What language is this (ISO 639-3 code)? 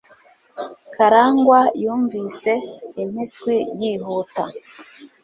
kin